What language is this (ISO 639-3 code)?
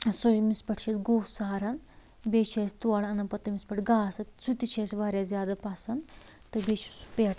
kas